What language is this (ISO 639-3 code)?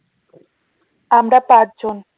ben